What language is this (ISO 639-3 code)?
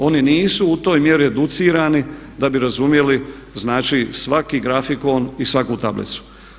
hrv